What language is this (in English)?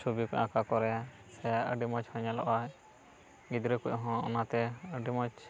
Santali